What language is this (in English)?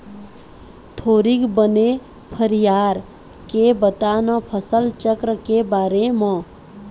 Chhattisgarhi